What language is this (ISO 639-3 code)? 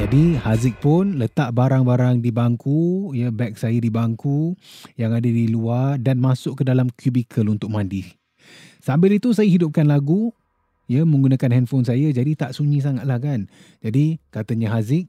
msa